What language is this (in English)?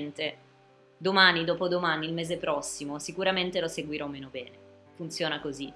Italian